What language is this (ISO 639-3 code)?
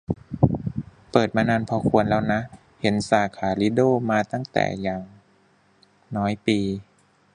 tha